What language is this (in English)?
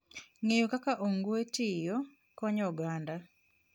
Luo (Kenya and Tanzania)